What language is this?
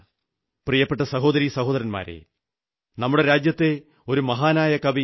Malayalam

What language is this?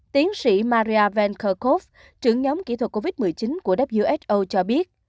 Vietnamese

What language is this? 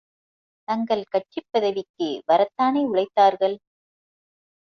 Tamil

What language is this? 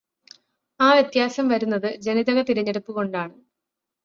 Malayalam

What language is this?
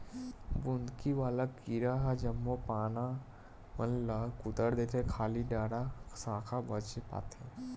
Chhattisgarhi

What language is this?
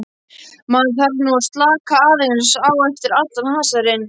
Icelandic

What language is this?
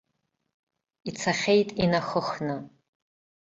Abkhazian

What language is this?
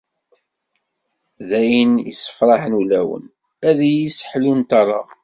Kabyle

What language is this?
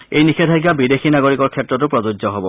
Assamese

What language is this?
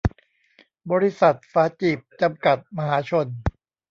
Thai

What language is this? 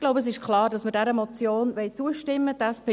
Swiss German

